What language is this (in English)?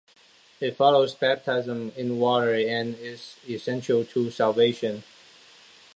English